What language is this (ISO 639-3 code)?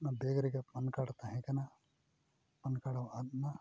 sat